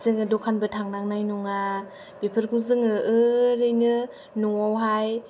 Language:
Bodo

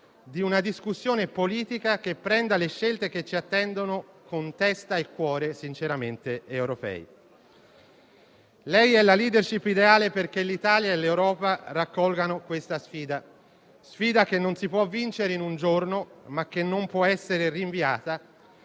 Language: Italian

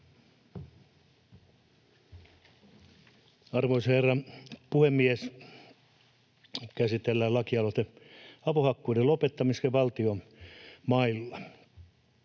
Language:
Finnish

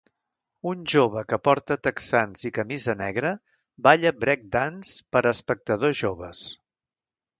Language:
Catalan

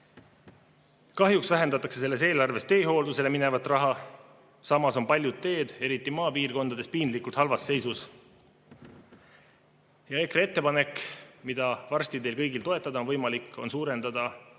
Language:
Estonian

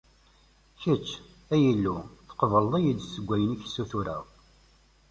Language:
Kabyle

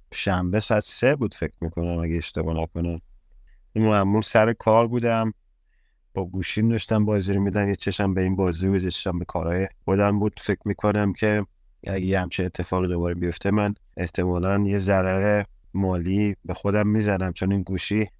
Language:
Persian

